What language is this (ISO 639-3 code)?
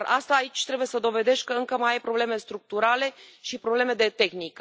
ron